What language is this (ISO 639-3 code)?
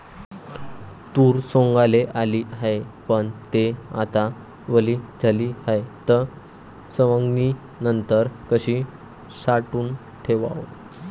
mar